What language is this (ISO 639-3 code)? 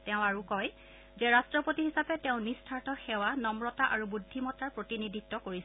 asm